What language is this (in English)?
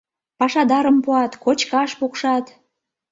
Mari